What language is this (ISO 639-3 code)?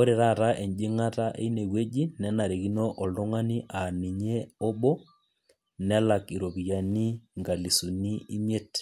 mas